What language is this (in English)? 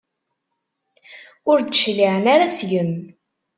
Kabyle